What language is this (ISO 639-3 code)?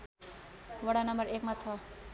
nep